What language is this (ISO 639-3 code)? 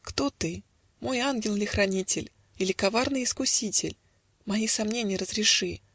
rus